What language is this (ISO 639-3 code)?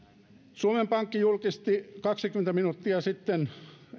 fin